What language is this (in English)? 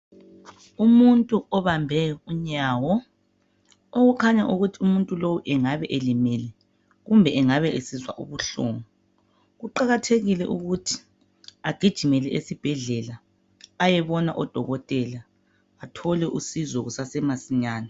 North Ndebele